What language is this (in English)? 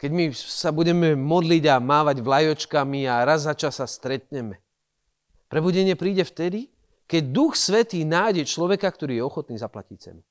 Slovak